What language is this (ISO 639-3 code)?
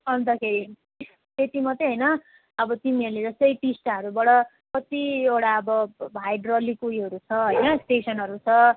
nep